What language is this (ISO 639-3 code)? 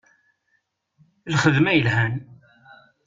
kab